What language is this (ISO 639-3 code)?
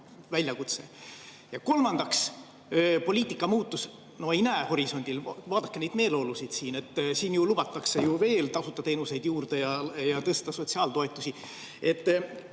est